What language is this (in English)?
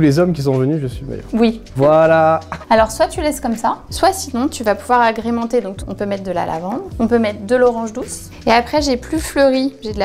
French